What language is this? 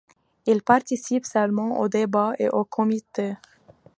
French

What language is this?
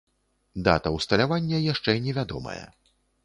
Belarusian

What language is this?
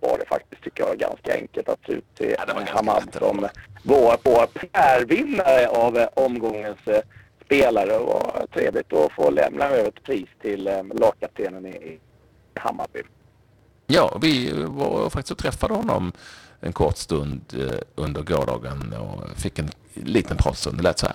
Swedish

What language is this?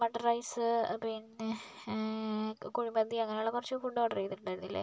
Malayalam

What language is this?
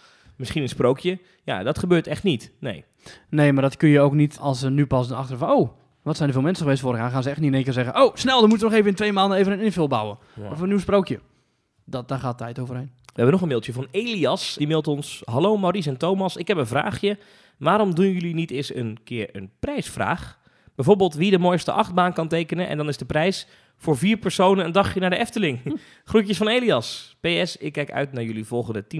Dutch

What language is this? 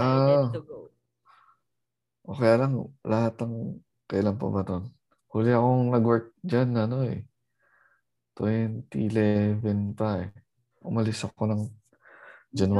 Filipino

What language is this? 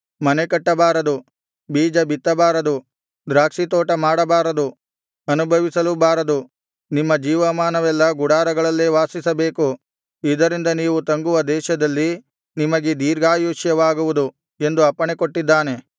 Kannada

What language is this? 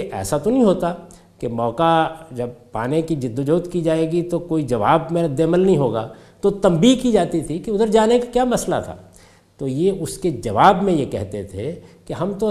Urdu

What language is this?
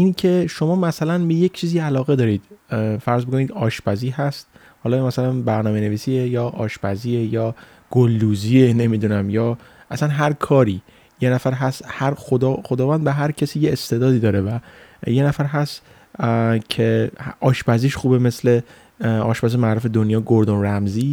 Persian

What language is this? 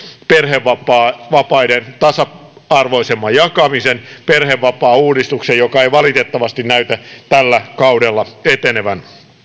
Finnish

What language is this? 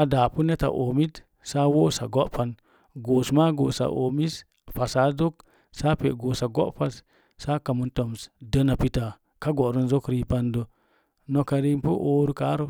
Mom Jango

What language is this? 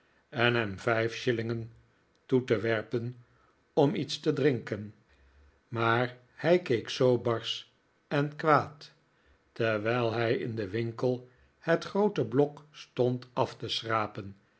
Dutch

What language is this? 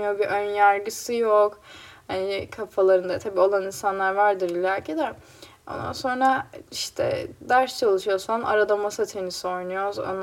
Turkish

